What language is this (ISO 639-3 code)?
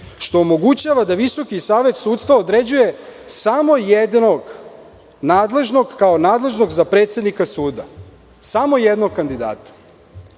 srp